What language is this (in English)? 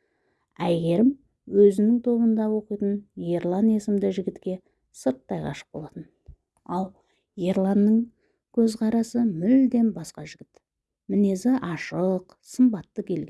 Turkish